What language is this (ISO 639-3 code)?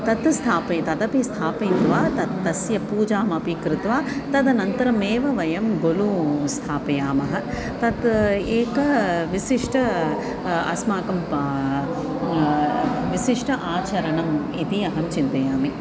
san